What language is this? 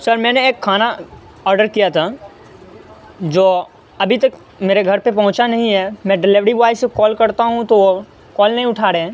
Urdu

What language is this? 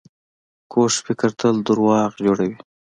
Pashto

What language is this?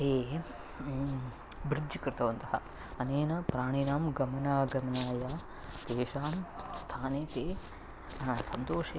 Sanskrit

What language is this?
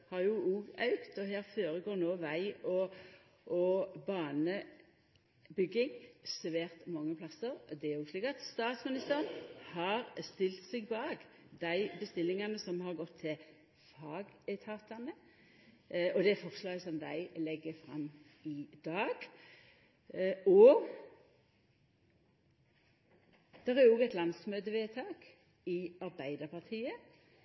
Norwegian Nynorsk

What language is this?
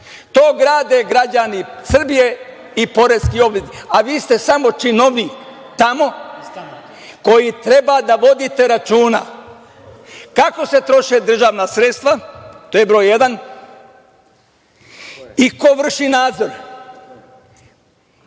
Serbian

